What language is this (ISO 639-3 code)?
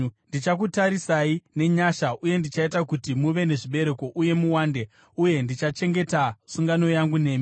sna